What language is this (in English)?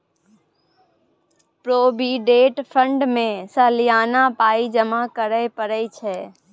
Maithili